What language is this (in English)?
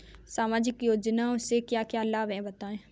Hindi